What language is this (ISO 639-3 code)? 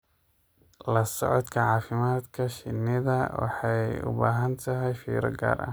som